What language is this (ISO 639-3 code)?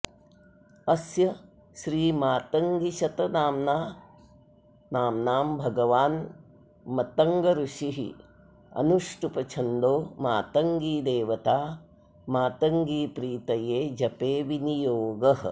san